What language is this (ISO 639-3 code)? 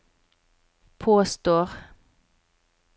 nor